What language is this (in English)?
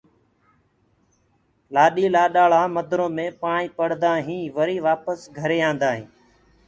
Gurgula